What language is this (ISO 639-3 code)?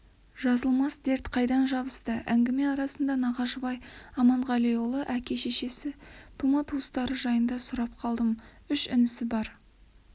kaz